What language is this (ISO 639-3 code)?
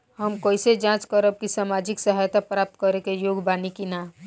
bho